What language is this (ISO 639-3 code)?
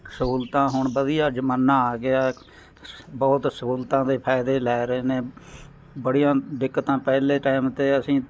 pan